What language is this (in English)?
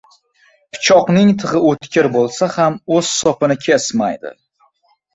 Uzbek